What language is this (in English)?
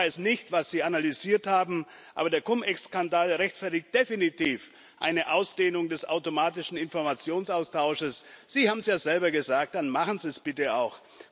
German